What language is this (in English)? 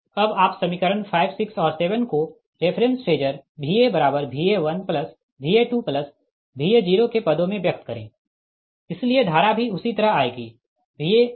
Hindi